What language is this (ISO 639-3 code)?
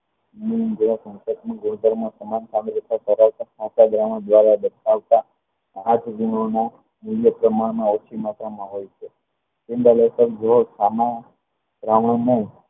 guj